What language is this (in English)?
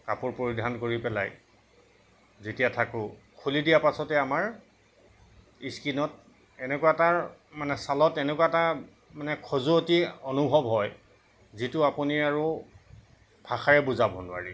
Assamese